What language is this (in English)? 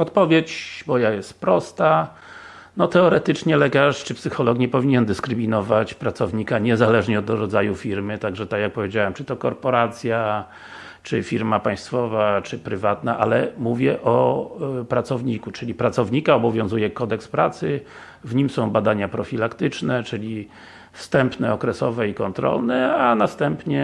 Polish